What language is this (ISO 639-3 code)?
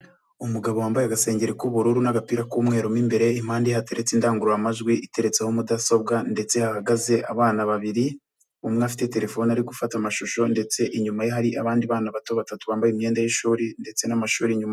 kin